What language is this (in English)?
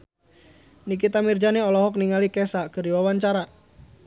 Sundanese